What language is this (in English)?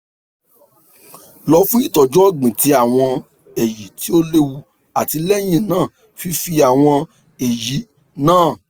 Yoruba